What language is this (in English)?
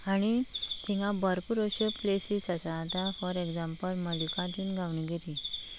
Konkani